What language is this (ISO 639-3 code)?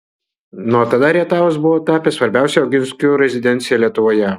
lit